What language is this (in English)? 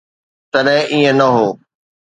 Sindhi